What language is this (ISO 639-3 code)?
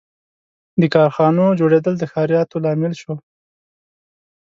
pus